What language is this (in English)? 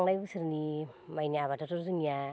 Bodo